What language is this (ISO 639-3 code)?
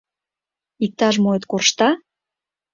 chm